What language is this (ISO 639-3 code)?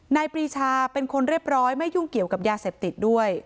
tha